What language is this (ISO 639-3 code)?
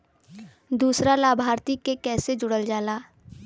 bho